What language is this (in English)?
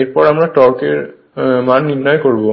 Bangla